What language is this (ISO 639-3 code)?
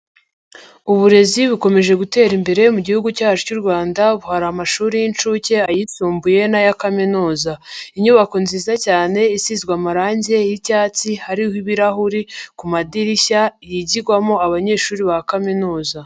kin